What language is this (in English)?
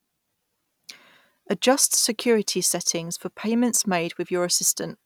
English